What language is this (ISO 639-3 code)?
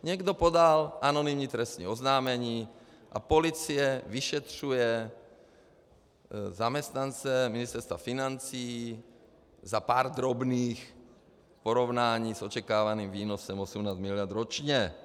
ces